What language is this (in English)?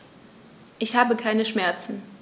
German